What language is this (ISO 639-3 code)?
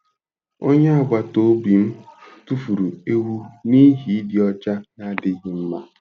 ibo